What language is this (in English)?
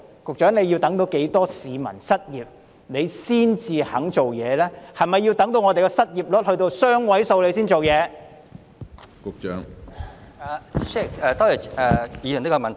Cantonese